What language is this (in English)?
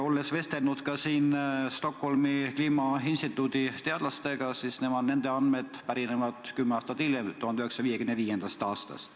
Estonian